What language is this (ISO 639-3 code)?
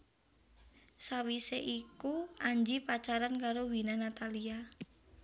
jav